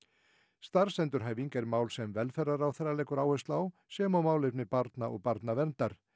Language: Icelandic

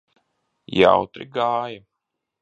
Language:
Latvian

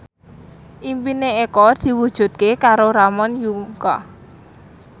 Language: Javanese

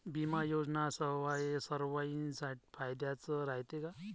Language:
Marathi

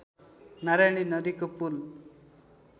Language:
Nepali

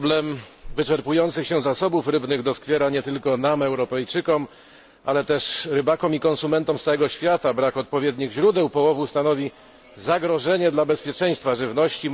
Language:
Polish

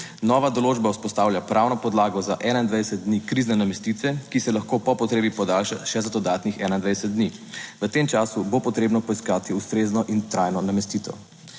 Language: Slovenian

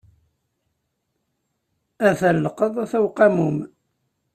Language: Kabyle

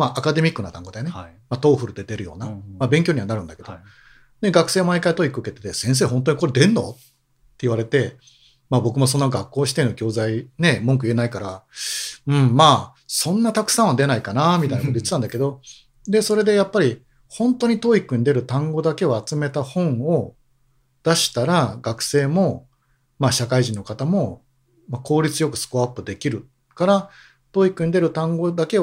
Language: Japanese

